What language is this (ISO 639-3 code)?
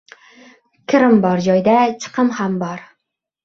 uzb